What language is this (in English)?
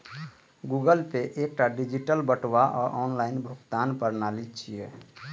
Maithili